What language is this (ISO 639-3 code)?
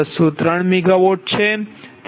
guj